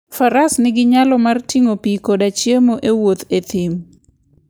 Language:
Luo (Kenya and Tanzania)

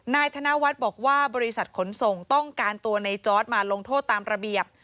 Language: Thai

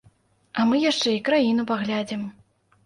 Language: Belarusian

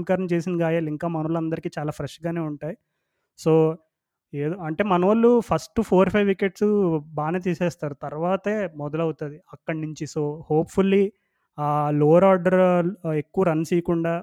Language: Telugu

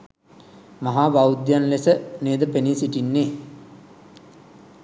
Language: Sinhala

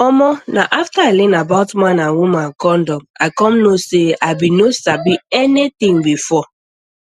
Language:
Nigerian Pidgin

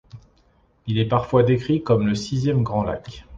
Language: French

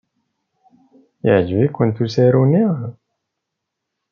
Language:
Kabyle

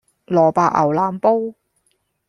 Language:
Cantonese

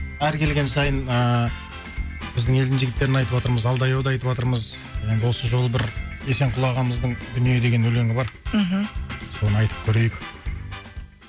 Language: Kazakh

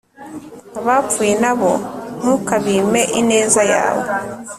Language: Kinyarwanda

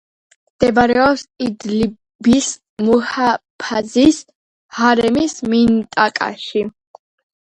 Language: Georgian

